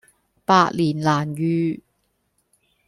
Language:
Cantonese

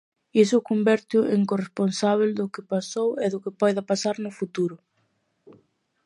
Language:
Galician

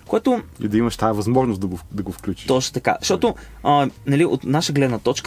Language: Bulgarian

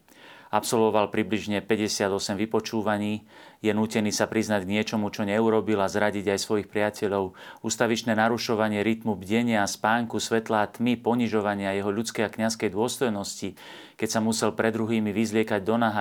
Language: Slovak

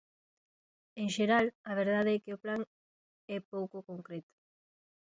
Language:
Galician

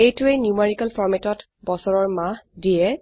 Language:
Assamese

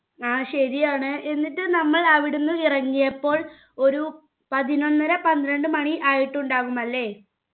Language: Malayalam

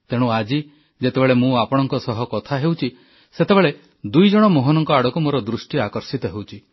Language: Odia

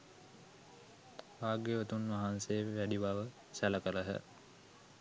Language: Sinhala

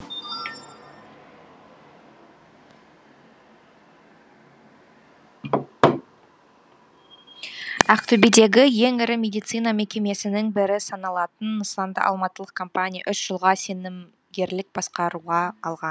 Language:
Kazakh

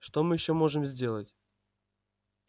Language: Russian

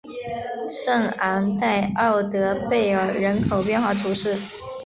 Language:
Chinese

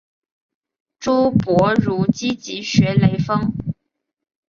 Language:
Chinese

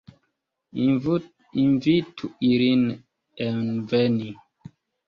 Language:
Esperanto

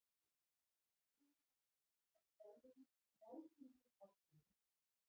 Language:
Icelandic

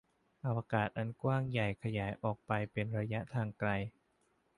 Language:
Thai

